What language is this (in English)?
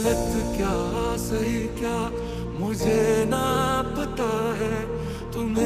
Arabic